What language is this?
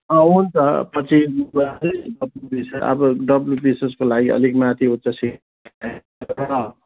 Nepali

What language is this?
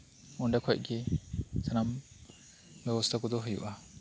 Santali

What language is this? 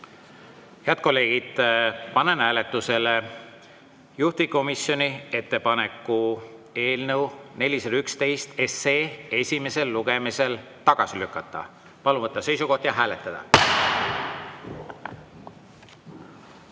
Estonian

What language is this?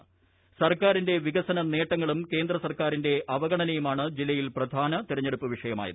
Malayalam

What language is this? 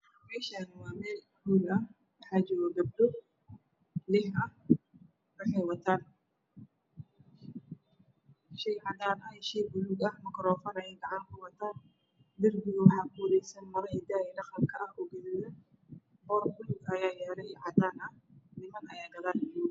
Somali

